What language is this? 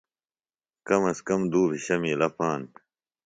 Phalura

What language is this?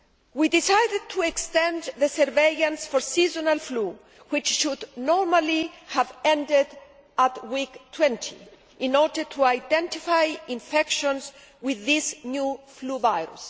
English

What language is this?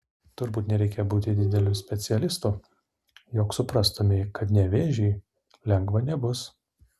Lithuanian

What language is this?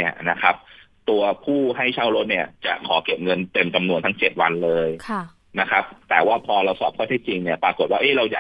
Thai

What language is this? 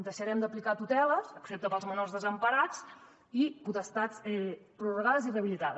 Catalan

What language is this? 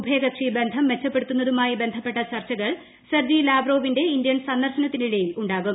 Malayalam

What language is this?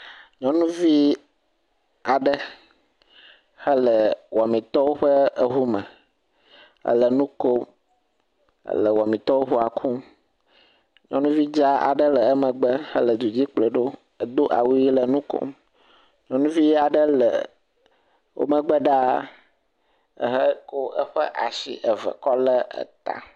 Ewe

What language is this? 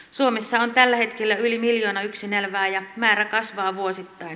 Finnish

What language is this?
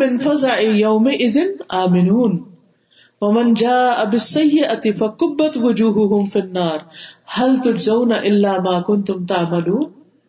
Urdu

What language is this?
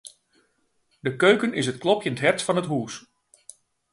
Western Frisian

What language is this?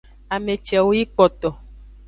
Aja (Benin)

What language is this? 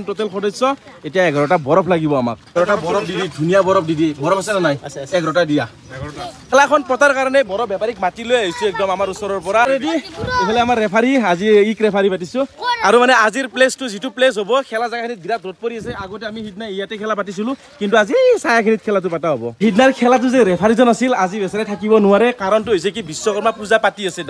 Indonesian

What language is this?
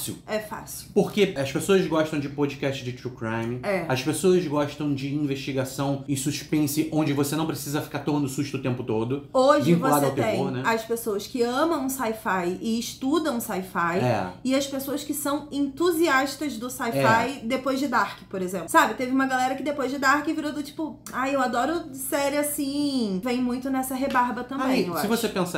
Portuguese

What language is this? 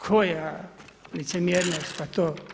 Croatian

